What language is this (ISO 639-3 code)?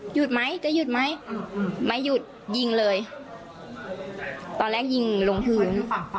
tha